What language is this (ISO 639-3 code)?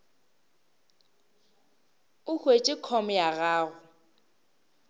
nso